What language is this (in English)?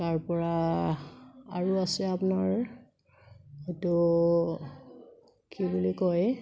Assamese